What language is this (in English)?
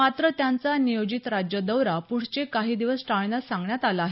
Marathi